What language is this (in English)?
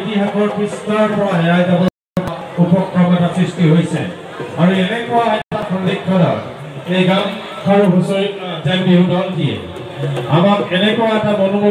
Thai